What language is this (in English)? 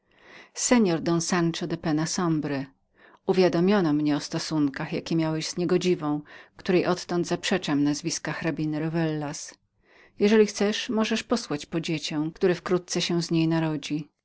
Polish